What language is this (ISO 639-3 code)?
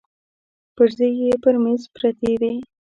pus